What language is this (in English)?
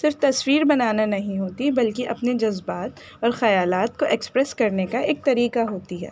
Urdu